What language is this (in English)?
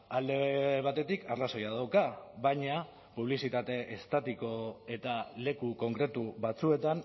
Basque